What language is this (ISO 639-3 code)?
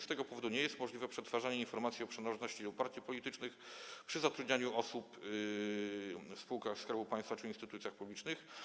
pol